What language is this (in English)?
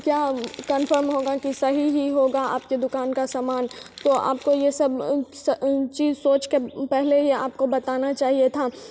Hindi